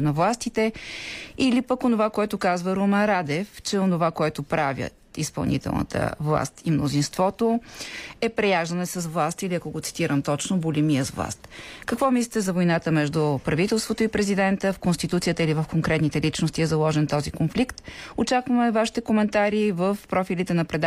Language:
Bulgarian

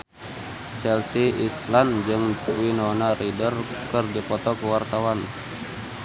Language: Sundanese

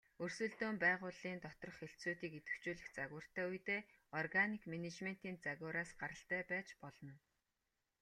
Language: Mongolian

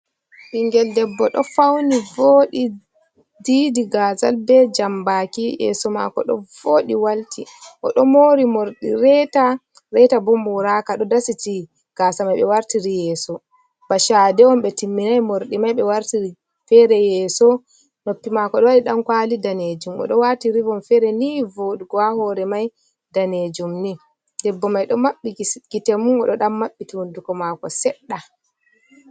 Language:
Fula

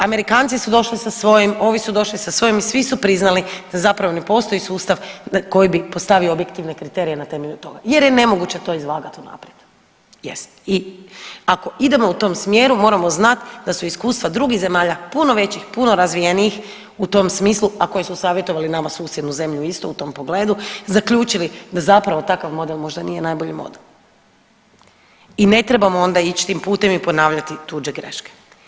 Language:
Croatian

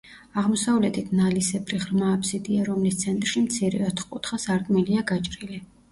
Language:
Georgian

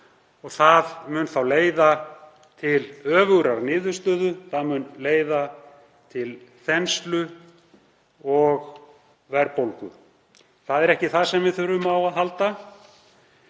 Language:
Icelandic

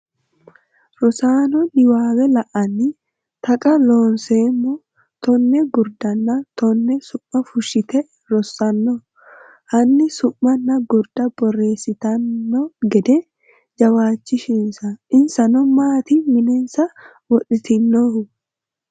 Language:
Sidamo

